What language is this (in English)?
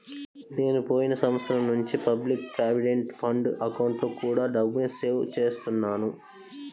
Telugu